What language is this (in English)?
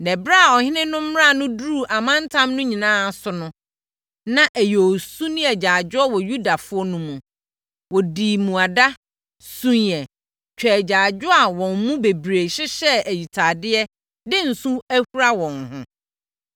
Akan